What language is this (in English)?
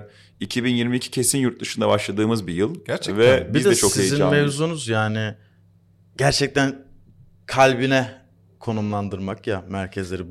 Turkish